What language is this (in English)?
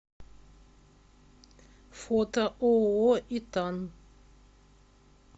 Russian